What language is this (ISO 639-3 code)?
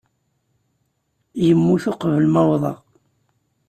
kab